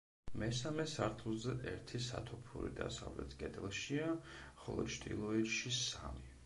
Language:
Georgian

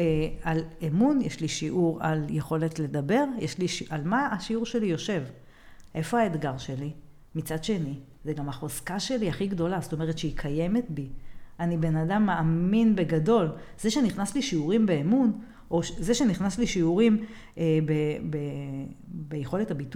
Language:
Hebrew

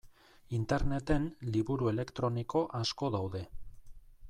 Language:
Basque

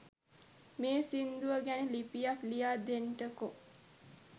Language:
Sinhala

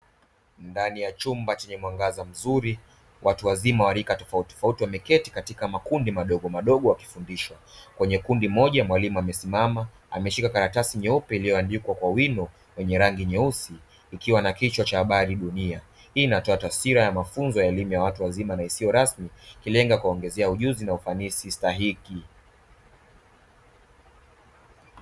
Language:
Swahili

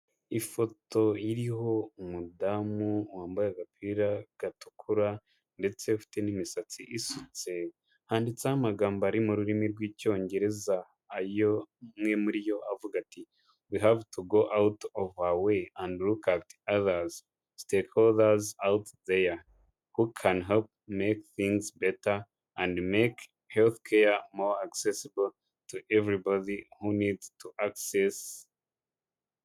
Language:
Kinyarwanda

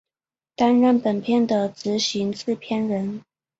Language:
Chinese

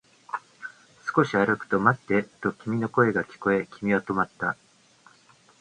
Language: Japanese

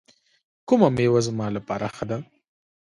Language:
Pashto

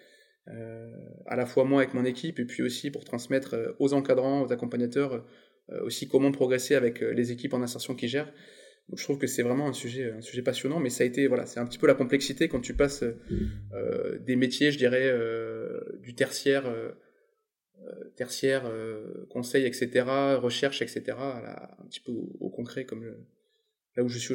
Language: French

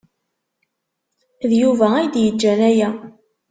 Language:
Kabyle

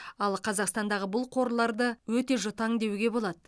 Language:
Kazakh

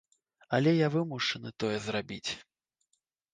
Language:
Belarusian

